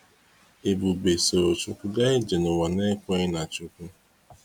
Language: Igbo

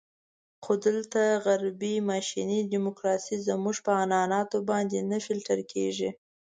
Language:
Pashto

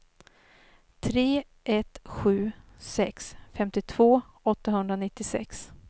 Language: Swedish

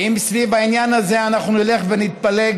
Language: Hebrew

